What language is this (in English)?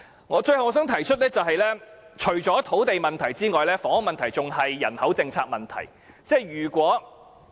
Cantonese